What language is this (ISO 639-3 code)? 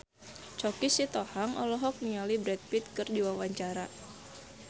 sun